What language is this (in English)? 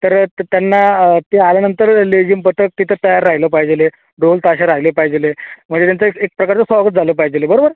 Marathi